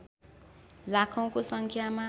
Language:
Nepali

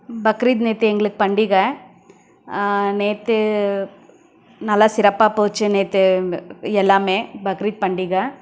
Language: Tamil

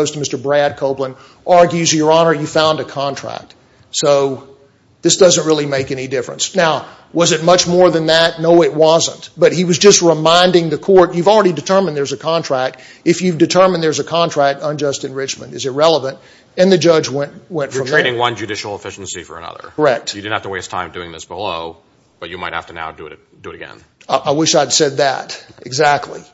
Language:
English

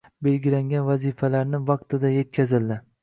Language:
Uzbek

